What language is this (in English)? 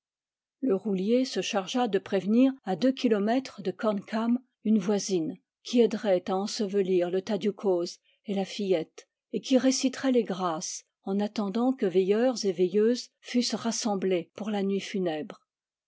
French